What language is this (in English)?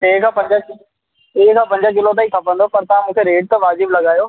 Sindhi